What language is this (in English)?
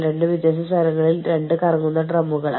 Malayalam